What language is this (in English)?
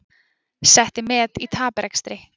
Icelandic